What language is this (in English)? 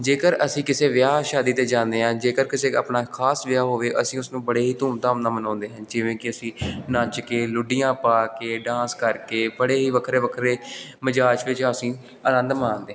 Punjabi